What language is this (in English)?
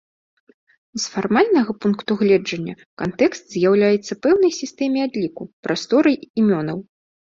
Belarusian